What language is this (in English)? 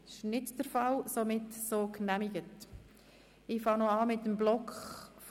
Swiss German